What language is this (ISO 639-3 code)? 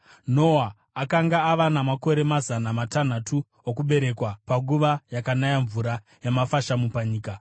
sna